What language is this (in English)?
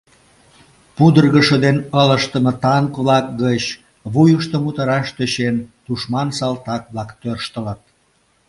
Mari